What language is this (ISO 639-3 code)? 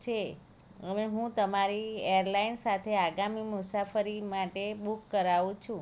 guj